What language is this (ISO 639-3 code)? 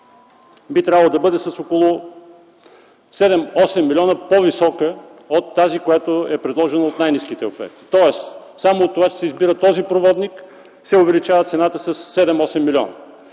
bul